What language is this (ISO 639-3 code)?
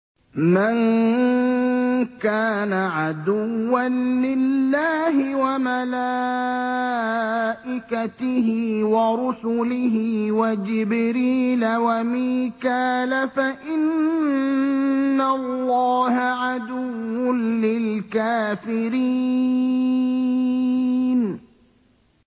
ara